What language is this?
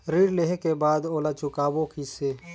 Chhattisgarhi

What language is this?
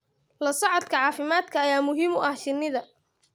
Somali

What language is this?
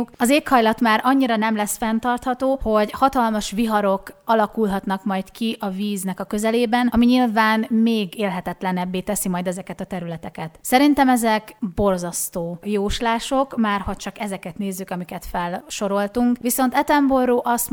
Hungarian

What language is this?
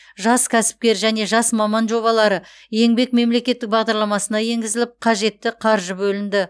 Kazakh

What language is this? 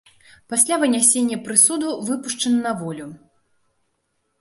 Belarusian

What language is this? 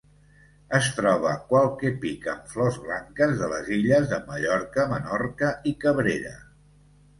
Catalan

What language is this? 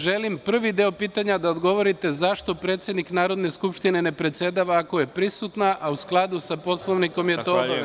Serbian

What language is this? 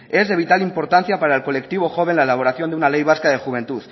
Spanish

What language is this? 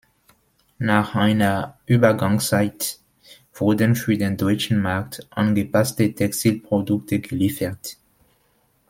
German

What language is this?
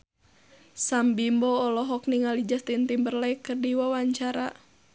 Sundanese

